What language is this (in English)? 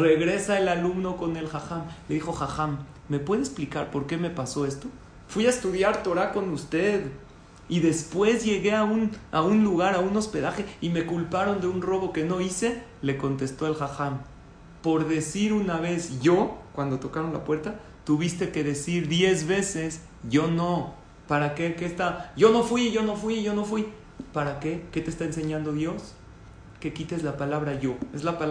Spanish